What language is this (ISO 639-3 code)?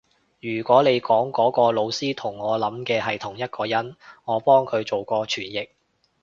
yue